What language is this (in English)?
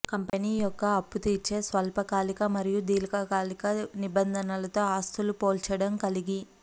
Telugu